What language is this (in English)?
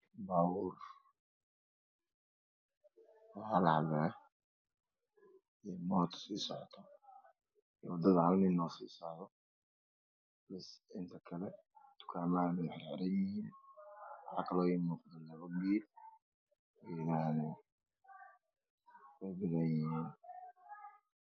Somali